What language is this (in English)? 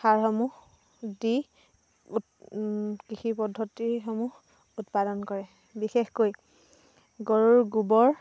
Assamese